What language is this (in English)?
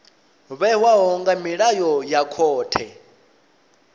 Venda